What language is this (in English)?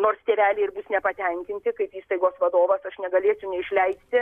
Lithuanian